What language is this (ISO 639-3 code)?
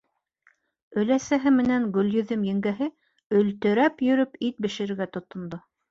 bak